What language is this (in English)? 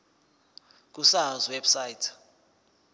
Zulu